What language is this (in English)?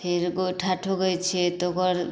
Maithili